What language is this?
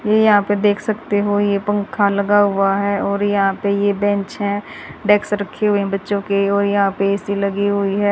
Hindi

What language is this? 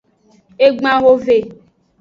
Aja (Benin)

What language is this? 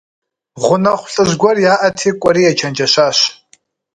Kabardian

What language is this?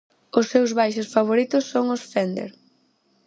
Galician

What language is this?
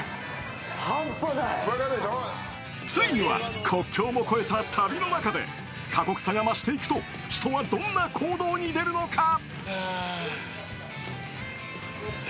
Japanese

